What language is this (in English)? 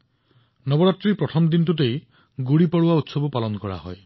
Assamese